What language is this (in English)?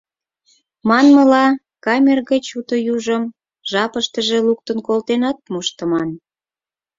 Mari